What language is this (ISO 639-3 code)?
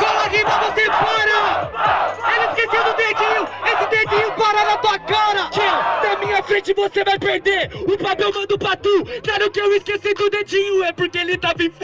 por